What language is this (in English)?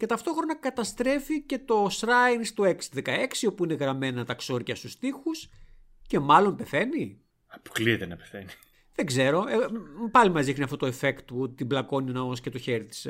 Greek